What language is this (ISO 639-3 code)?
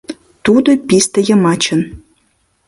chm